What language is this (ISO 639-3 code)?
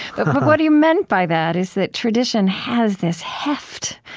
eng